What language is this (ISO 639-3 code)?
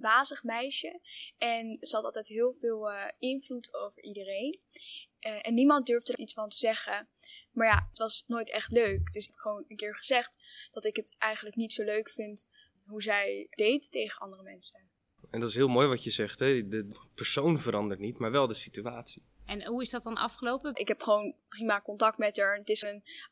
nld